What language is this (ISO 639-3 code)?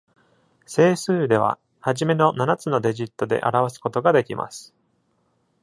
jpn